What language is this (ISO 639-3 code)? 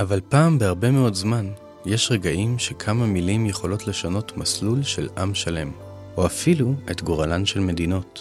heb